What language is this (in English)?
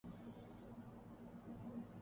Urdu